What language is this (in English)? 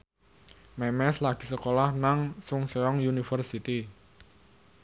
Javanese